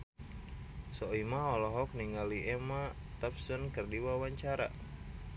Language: Sundanese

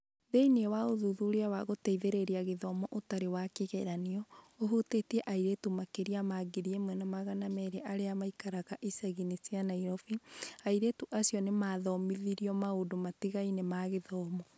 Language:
Kikuyu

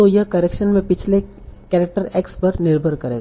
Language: Hindi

